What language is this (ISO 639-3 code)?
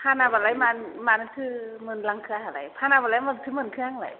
brx